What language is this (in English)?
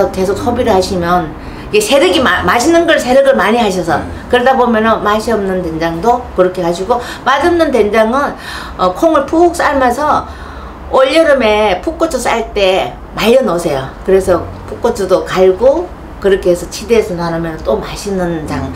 Korean